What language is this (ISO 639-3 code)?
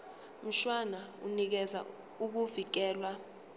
zul